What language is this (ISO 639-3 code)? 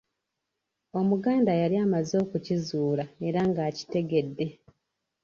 lug